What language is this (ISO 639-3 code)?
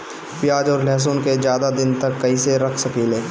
bho